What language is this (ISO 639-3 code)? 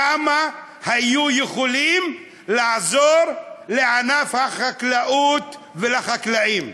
heb